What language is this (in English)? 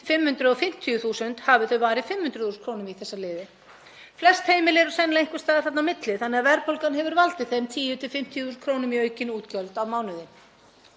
Icelandic